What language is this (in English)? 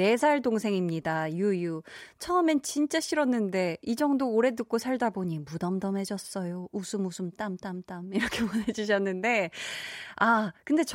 Korean